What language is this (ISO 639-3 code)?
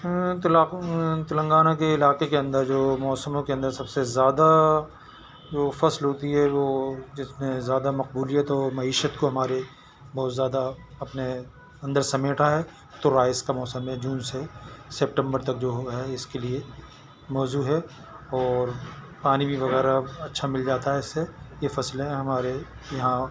urd